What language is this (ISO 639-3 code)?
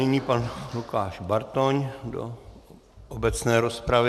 ces